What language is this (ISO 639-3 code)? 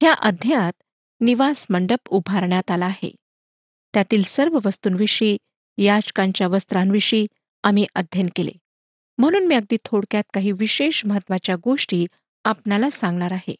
mar